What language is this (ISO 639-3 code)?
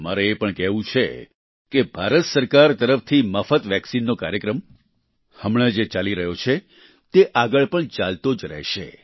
guj